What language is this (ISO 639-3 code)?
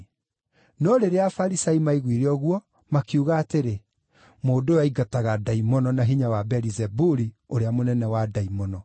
kik